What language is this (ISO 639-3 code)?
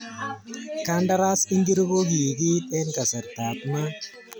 kln